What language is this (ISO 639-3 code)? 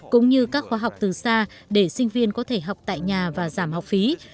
vie